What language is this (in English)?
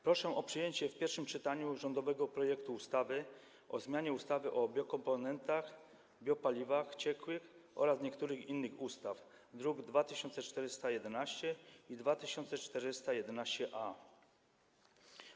Polish